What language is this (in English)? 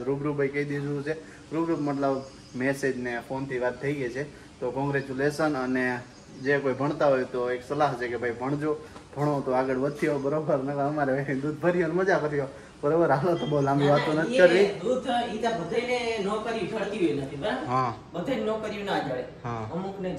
Gujarati